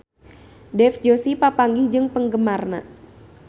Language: Sundanese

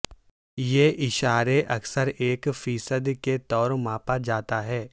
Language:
Urdu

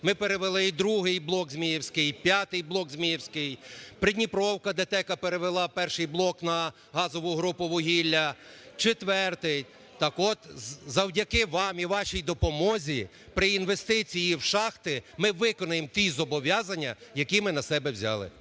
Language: Ukrainian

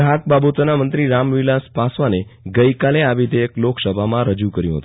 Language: Gujarati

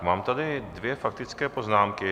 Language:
Czech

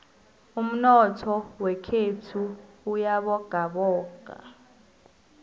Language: South Ndebele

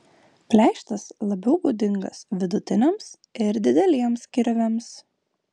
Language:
Lithuanian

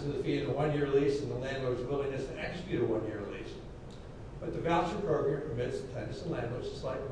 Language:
English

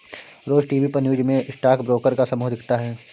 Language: Hindi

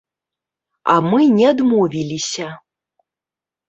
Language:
Belarusian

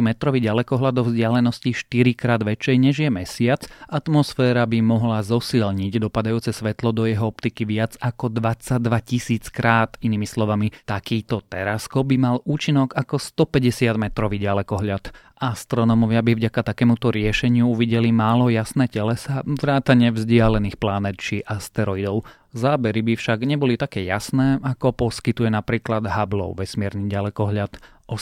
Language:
Slovak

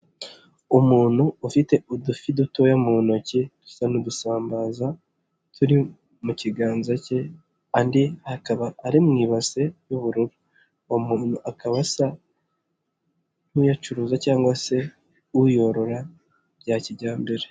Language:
Kinyarwanda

